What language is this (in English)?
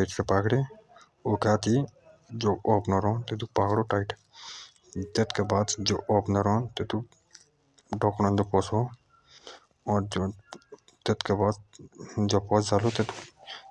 Jaunsari